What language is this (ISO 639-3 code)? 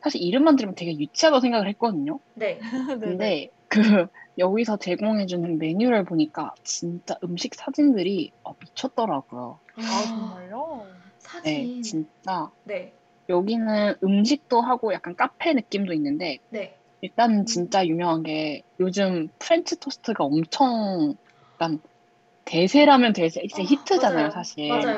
kor